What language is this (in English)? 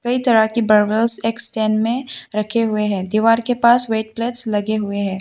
Hindi